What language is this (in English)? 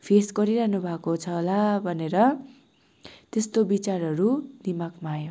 Nepali